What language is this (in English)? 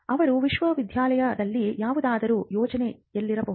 Kannada